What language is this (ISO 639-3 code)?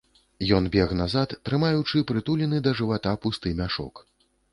bel